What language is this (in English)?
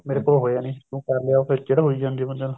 Punjabi